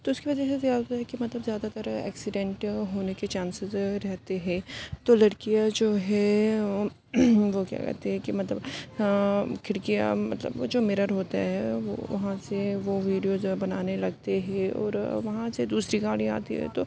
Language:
Urdu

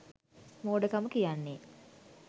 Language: Sinhala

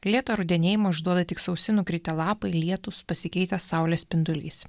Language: Lithuanian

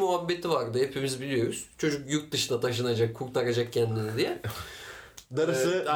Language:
Turkish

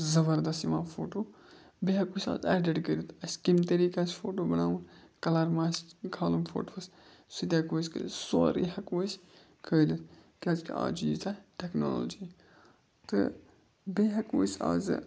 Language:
Kashmiri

